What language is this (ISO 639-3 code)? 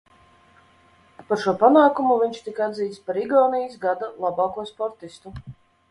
lav